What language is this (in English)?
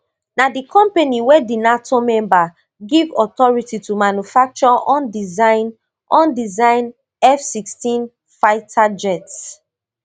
Nigerian Pidgin